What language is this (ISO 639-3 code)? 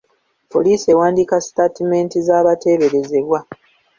lug